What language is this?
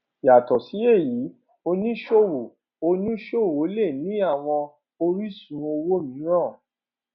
Yoruba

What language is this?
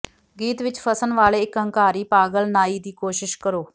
Punjabi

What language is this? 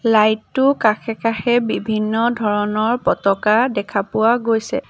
Assamese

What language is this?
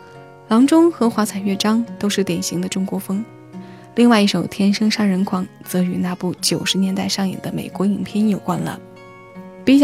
Chinese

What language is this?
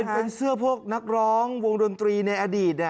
Thai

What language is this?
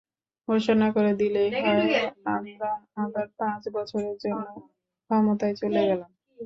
Bangla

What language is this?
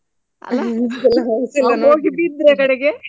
Kannada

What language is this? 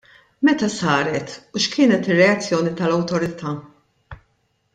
Maltese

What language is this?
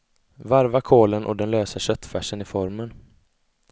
Swedish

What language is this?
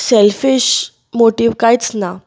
Konkani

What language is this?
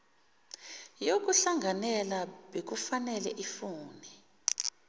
Zulu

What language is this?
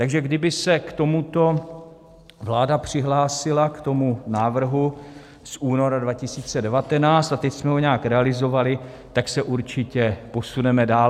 Czech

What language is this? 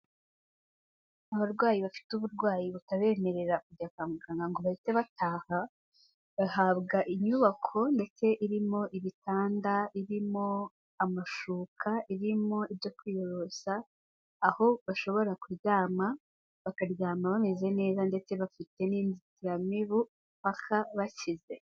Kinyarwanda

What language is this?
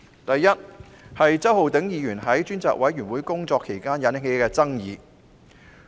Cantonese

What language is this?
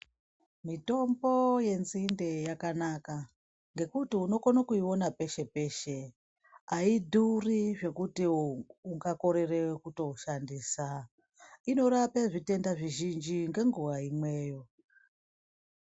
Ndau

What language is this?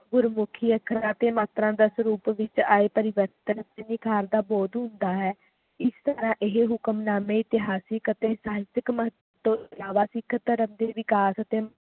Punjabi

